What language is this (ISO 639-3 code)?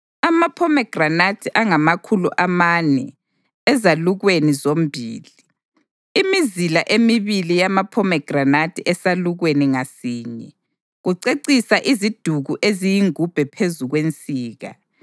nde